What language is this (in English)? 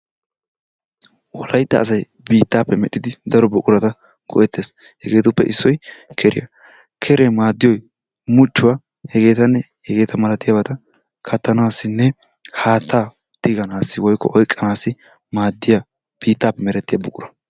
Wolaytta